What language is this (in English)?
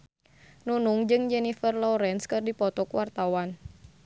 Sundanese